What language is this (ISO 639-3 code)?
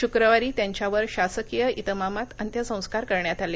mar